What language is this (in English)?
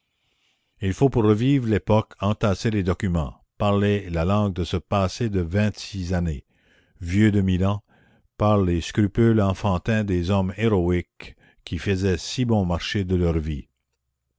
French